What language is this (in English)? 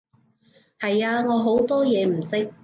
Cantonese